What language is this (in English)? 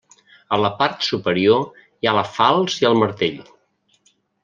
Catalan